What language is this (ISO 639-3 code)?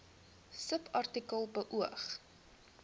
afr